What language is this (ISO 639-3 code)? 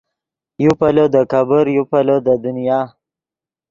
ydg